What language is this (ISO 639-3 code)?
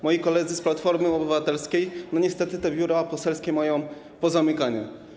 pol